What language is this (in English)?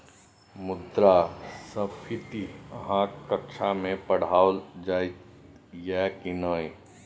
Maithili